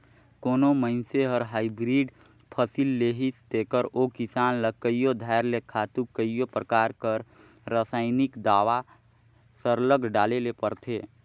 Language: Chhattisgarhi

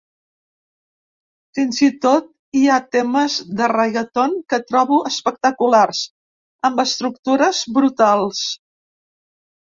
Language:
Catalan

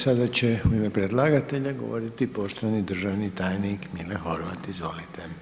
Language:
Croatian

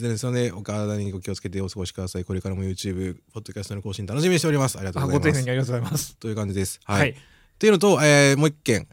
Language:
Japanese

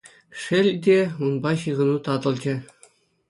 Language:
Chuvash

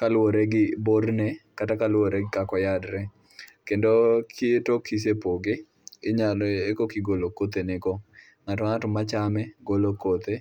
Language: Luo (Kenya and Tanzania)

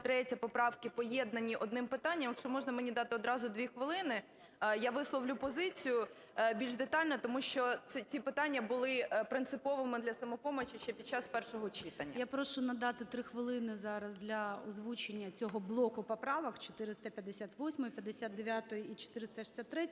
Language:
Ukrainian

